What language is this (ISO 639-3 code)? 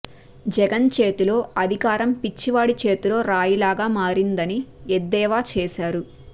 tel